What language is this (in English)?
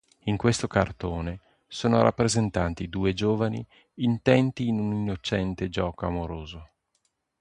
Italian